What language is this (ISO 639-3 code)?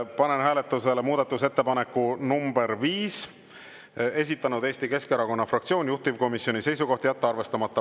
est